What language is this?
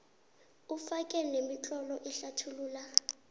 South Ndebele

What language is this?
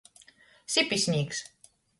Latgalian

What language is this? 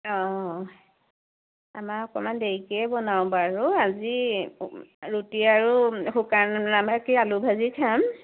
Assamese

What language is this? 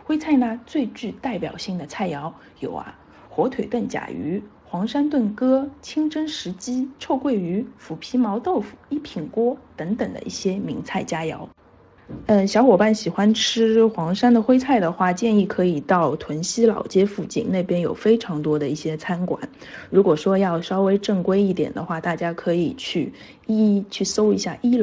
Chinese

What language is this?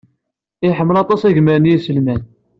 Kabyle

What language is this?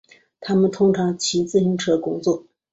Chinese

